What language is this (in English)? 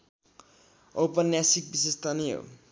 Nepali